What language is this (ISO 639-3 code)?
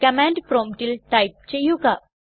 mal